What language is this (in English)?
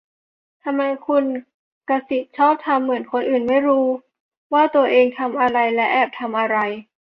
Thai